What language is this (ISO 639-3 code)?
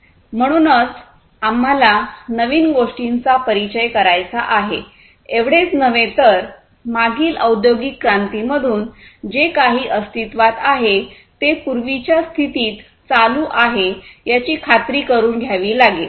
mar